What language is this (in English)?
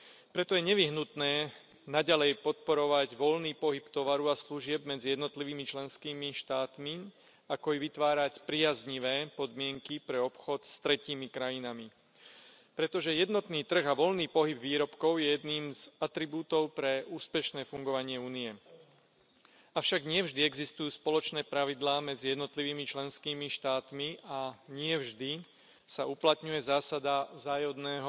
Slovak